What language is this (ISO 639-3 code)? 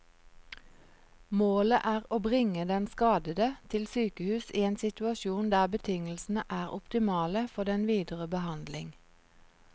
nor